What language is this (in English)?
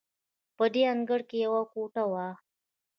Pashto